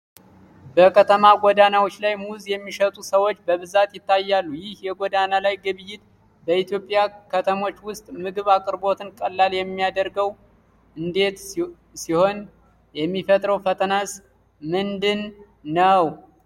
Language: Amharic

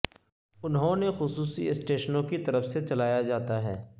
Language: Urdu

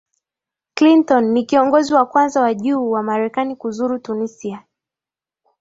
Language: Swahili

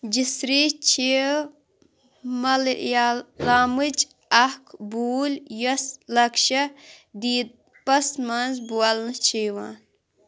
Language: Kashmiri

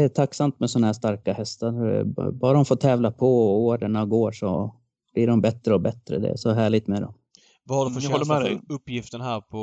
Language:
Swedish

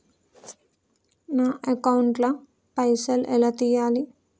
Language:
Telugu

